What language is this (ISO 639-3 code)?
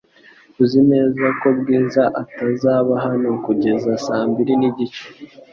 kin